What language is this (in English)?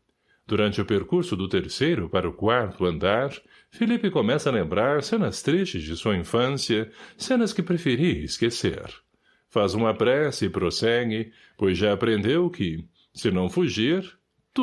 Portuguese